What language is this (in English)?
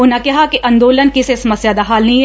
Punjabi